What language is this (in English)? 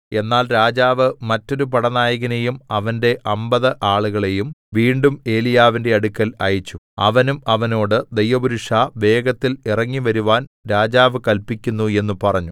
Malayalam